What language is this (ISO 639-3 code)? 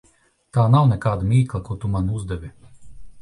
lav